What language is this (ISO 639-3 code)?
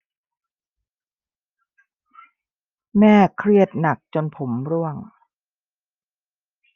tha